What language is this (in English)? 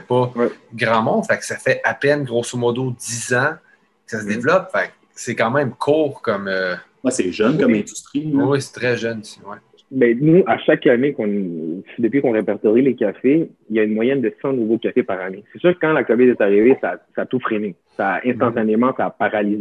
French